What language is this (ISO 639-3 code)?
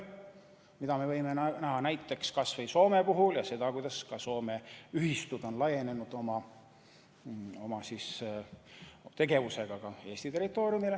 est